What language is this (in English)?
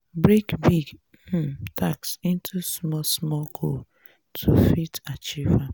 Nigerian Pidgin